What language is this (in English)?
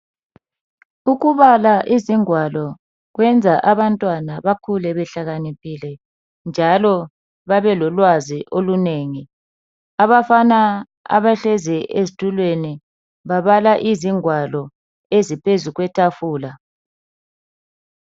North Ndebele